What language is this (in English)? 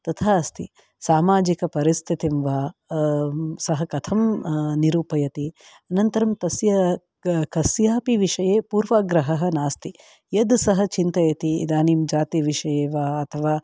Sanskrit